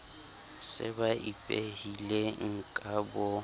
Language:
Southern Sotho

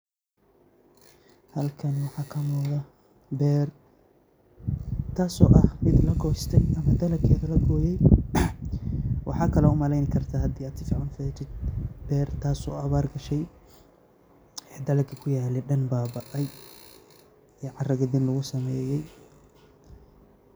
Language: Somali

